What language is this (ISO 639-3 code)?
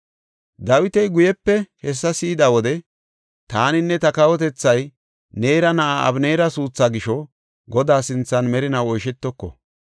gof